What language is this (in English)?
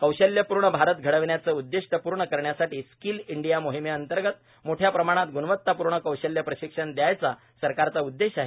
Marathi